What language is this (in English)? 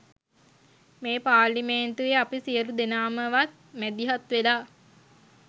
Sinhala